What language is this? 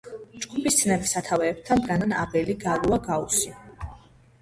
Georgian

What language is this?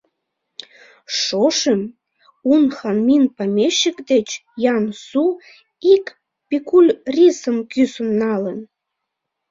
Mari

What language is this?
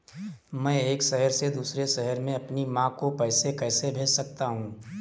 Hindi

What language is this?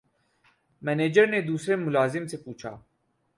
Urdu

